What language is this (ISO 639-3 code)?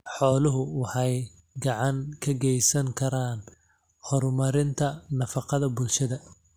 som